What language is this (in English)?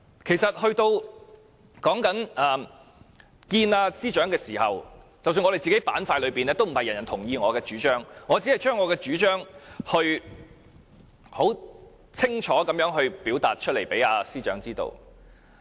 Cantonese